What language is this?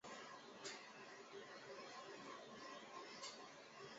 Chinese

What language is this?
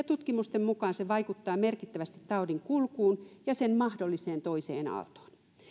Finnish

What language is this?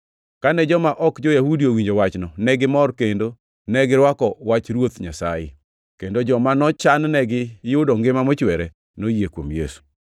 Luo (Kenya and Tanzania)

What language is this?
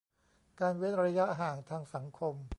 Thai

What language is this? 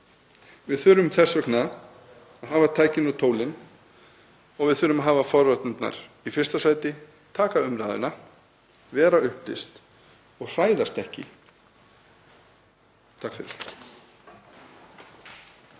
Icelandic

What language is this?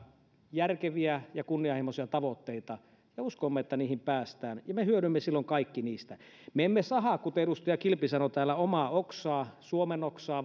Finnish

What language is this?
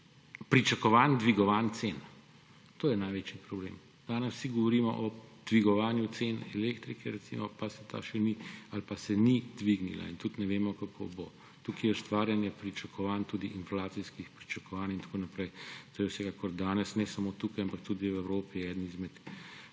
Slovenian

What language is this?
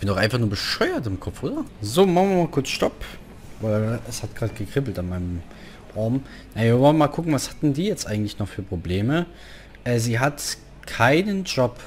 German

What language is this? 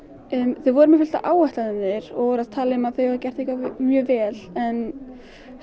Icelandic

